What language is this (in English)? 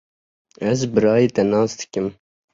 Kurdish